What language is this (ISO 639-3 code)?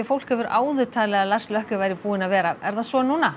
isl